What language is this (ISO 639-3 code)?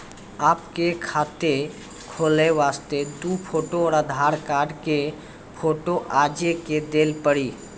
mai